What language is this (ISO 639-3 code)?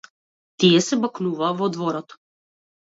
mkd